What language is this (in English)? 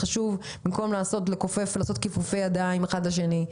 Hebrew